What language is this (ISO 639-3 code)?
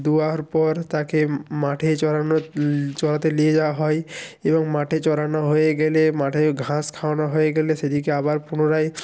ben